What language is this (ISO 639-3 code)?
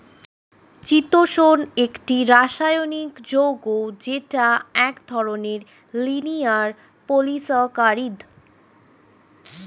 ben